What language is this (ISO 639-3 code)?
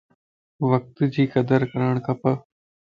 lss